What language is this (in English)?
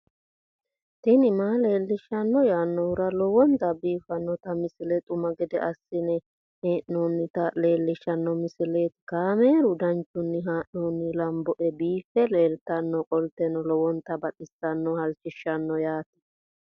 Sidamo